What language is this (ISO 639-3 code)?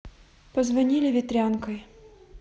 rus